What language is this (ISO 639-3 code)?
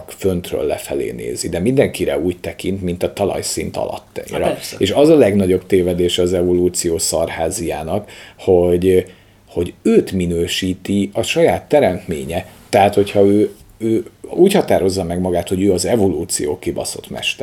hun